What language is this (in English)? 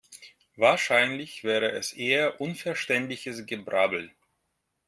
German